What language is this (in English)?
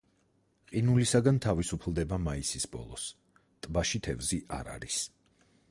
Georgian